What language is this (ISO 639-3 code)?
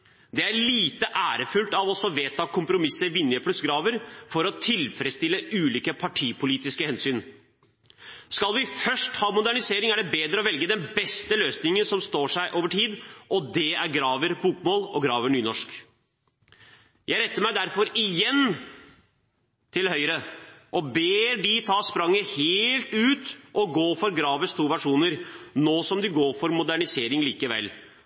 nob